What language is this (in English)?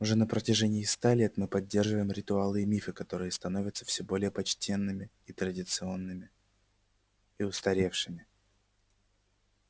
Russian